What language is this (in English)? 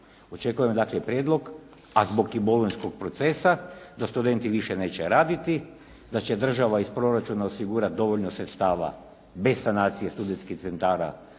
Croatian